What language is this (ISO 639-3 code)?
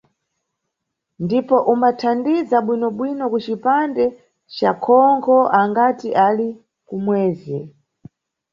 nyu